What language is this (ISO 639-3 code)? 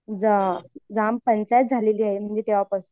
mar